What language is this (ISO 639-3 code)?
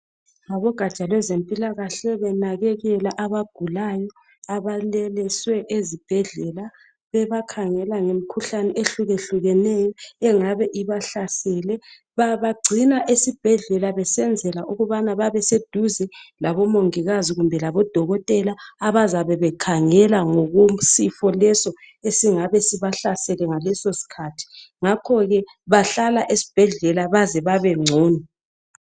nde